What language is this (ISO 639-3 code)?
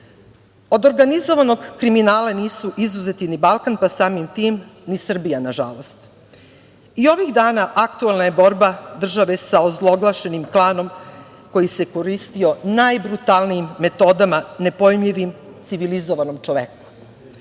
srp